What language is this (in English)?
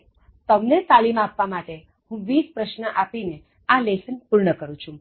Gujarati